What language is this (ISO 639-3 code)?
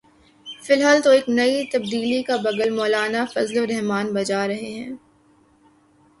urd